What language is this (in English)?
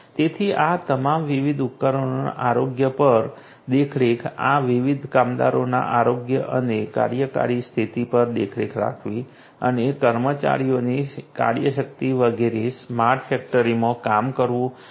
Gujarati